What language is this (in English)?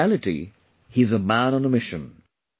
English